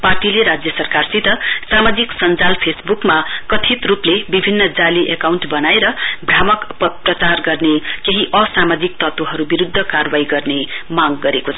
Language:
Nepali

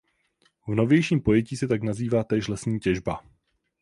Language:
Czech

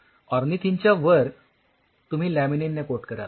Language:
Marathi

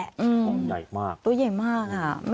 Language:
Thai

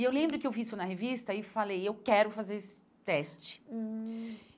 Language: Portuguese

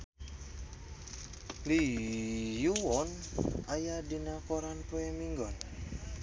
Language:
Sundanese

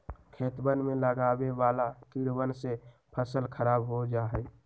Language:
Magahi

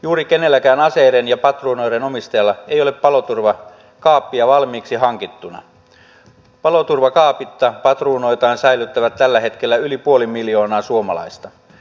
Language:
Finnish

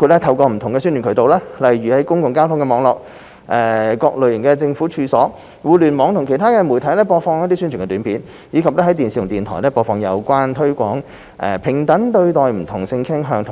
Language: Cantonese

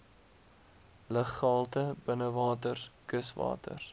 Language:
Afrikaans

